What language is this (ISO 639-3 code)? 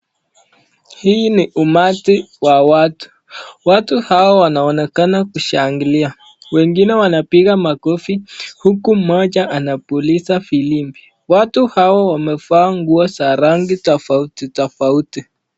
swa